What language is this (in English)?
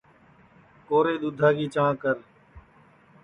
Sansi